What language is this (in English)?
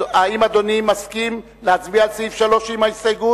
Hebrew